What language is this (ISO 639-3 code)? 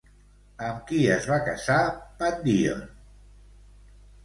cat